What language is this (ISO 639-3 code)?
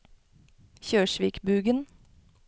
nor